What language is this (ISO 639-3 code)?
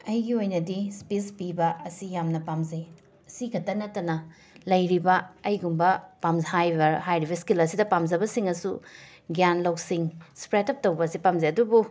mni